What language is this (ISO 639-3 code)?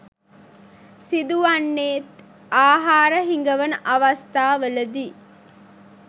sin